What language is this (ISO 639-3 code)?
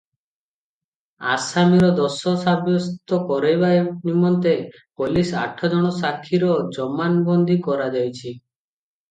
ori